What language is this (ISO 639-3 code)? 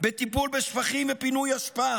heb